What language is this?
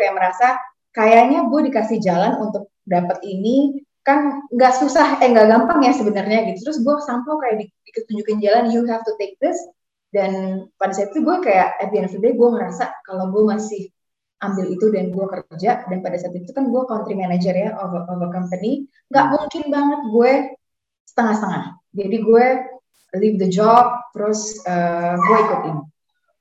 Indonesian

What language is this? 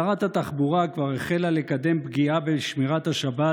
Hebrew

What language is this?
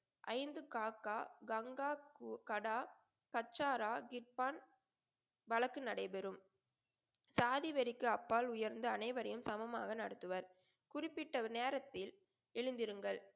Tamil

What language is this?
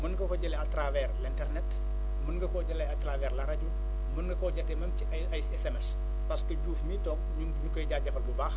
Wolof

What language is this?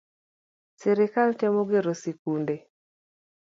Luo (Kenya and Tanzania)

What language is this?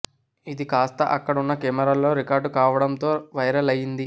Telugu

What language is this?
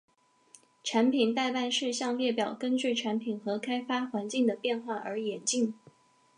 Chinese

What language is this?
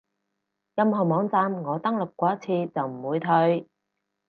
Cantonese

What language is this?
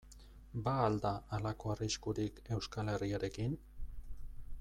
Basque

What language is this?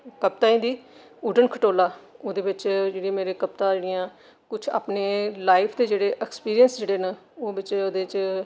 Dogri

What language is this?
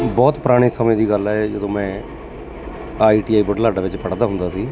Punjabi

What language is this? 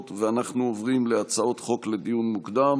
Hebrew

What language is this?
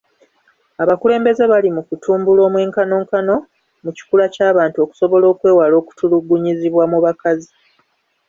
Ganda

